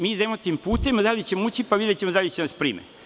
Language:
Serbian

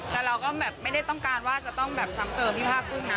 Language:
Thai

